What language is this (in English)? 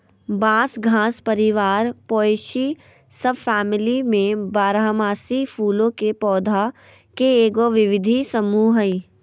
Magahi